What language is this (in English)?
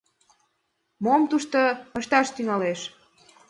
Mari